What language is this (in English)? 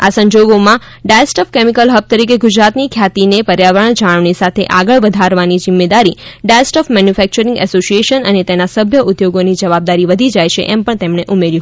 Gujarati